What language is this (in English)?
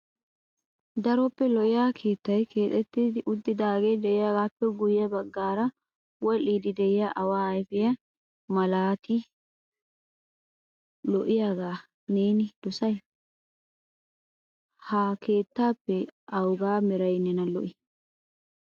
Wolaytta